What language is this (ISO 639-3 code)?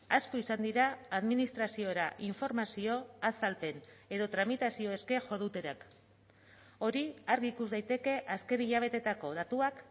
eus